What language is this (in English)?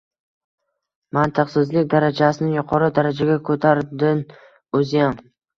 Uzbek